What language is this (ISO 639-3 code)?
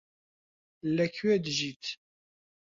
ckb